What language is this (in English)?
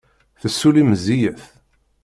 Kabyle